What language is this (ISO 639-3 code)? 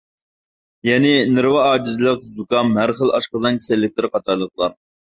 uig